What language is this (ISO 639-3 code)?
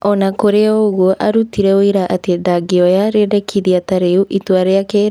kik